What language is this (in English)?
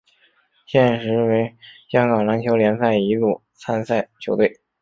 Chinese